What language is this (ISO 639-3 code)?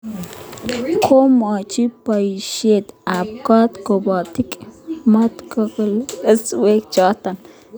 kln